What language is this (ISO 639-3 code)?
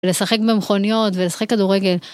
heb